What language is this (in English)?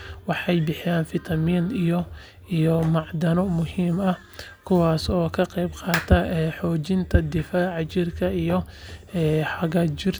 Somali